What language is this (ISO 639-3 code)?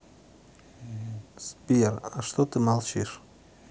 rus